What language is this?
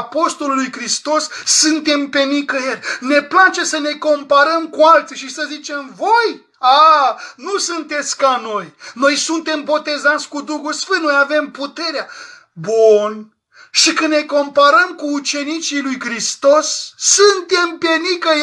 Romanian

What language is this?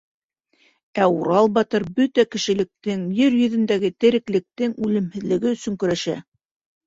Bashkir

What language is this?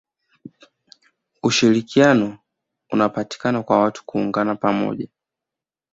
Swahili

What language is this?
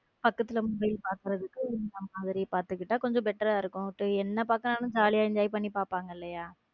Tamil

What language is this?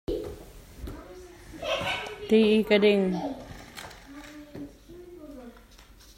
Hakha Chin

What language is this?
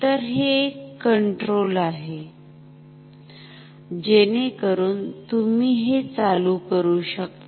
Marathi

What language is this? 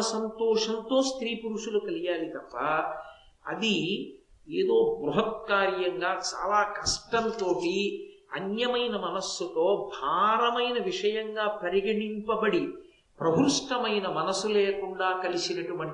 Telugu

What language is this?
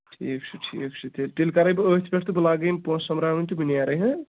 Kashmiri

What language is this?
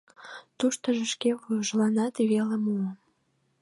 Mari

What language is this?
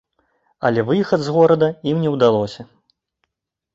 Belarusian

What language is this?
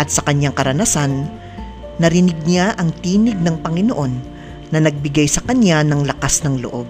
Filipino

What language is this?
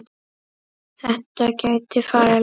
Icelandic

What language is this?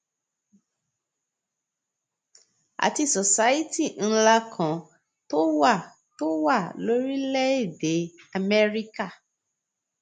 Yoruba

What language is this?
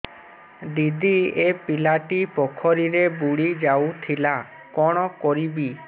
Odia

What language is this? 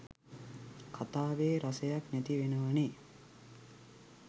Sinhala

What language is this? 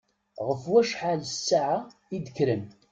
Kabyle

